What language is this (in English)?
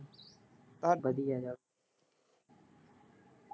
Punjabi